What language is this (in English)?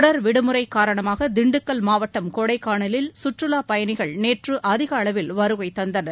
Tamil